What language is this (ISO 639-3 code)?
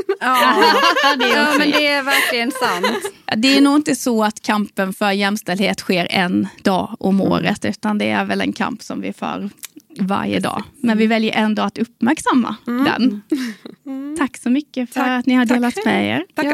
swe